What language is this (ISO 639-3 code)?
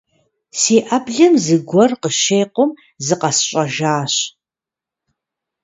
kbd